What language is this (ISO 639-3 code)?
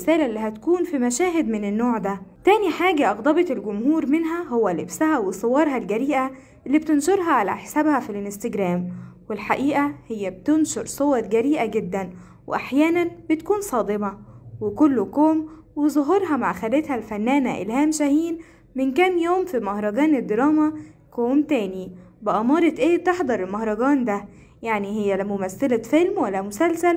ara